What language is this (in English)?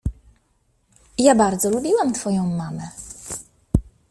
Polish